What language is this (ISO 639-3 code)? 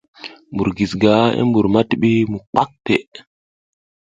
giz